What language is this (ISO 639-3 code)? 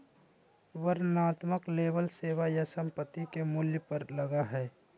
mag